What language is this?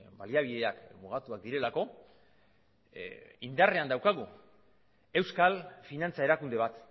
Basque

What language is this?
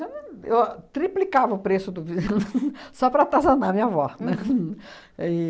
Portuguese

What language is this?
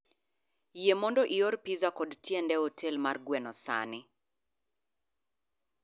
Luo (Kenya and Tanzania)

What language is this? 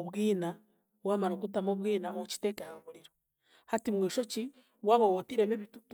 Chiga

